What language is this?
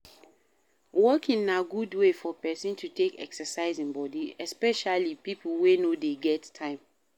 Nigerian Pidgin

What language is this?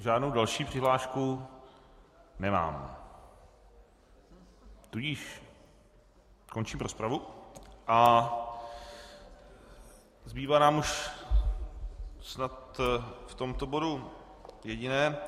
Czech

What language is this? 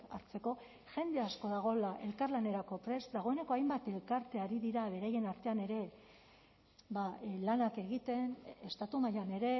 Basque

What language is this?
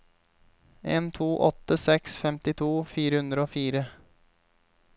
Norwegian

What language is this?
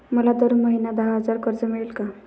Marathi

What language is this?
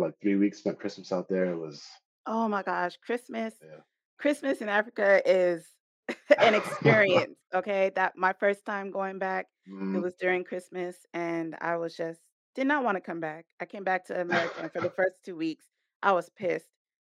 English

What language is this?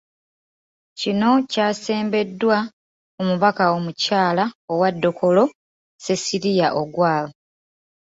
Ganda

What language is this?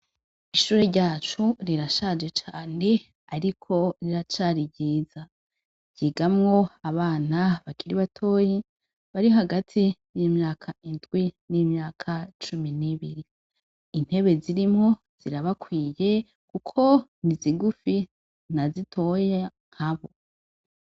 Rundi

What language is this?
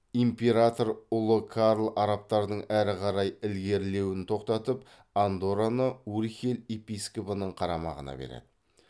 Kazakh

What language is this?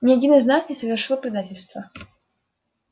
Russian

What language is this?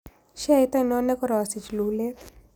Kalenjin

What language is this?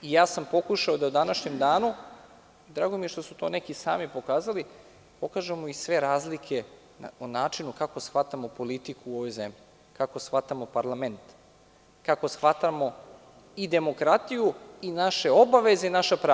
Serbian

